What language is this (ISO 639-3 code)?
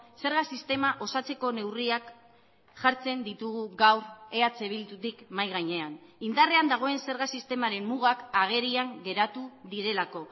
eus